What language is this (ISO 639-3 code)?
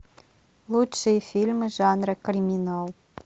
rus